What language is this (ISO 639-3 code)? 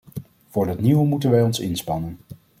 nld